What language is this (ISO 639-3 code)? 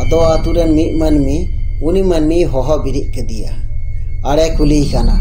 ind